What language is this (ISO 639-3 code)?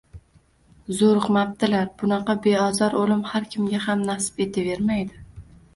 uzb